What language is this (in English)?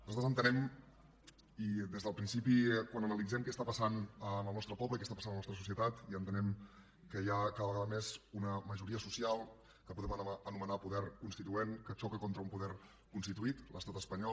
Catalan